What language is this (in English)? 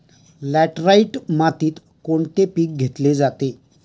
Marathi